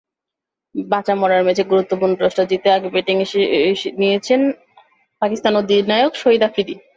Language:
Bangla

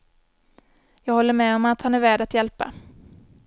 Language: Swedish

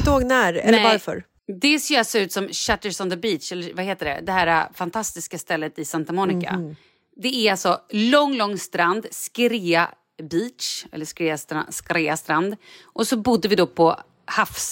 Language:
Swedish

